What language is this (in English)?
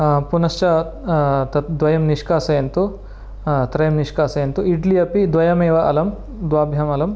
Sanskrit